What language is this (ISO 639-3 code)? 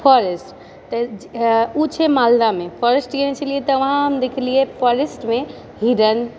mai